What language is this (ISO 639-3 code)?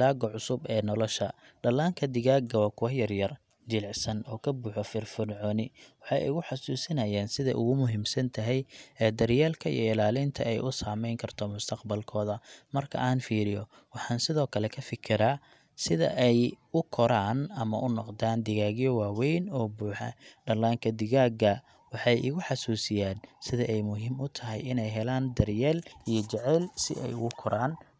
som